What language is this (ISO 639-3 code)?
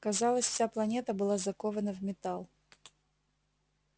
rus